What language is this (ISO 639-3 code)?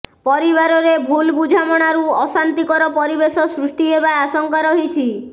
ori